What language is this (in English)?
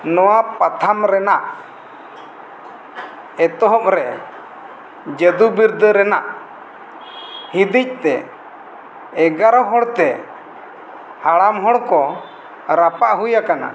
Santali